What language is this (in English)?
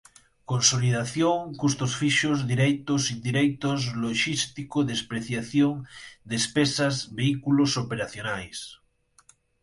Portuguese